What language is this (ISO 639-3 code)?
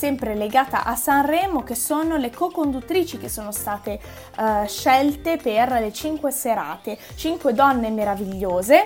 ita